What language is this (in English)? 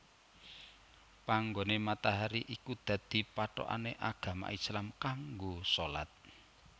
Javanese